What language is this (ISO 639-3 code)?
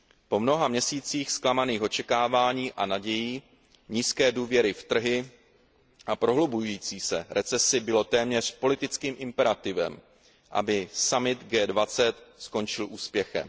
ces